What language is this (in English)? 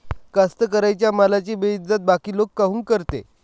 Marathi